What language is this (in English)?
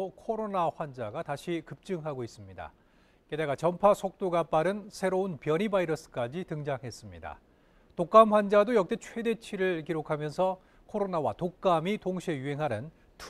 Korean